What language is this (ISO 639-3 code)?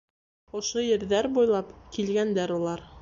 bak